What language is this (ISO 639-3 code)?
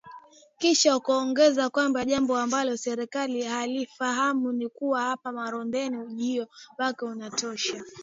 swa